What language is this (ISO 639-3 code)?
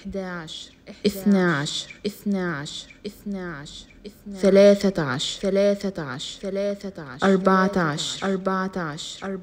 ara